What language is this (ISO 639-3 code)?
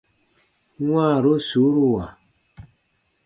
bba